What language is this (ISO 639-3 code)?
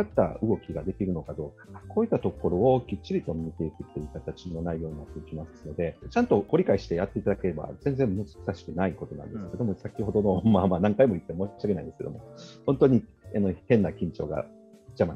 jpn